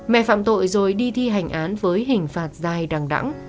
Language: Vietnamese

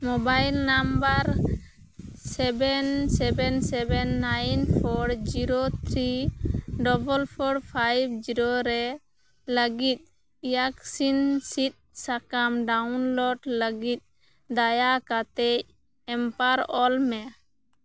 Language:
Santali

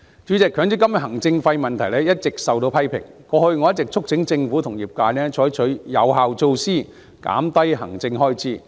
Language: Cantonese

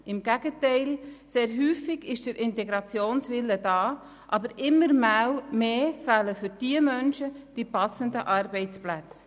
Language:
Swiss German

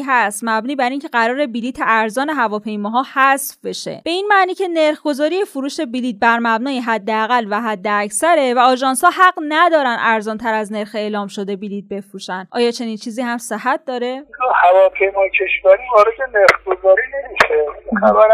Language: Persian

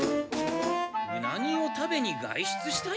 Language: Japanese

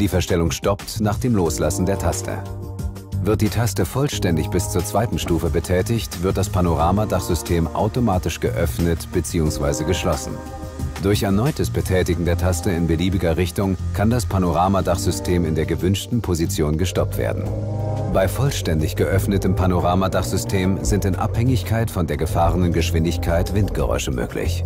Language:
German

